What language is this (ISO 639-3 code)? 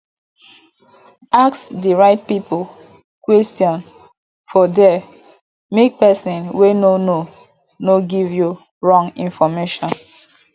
pcm